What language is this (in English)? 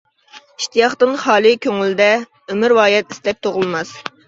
Uyghur